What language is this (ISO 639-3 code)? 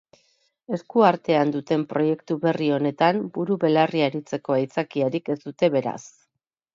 eus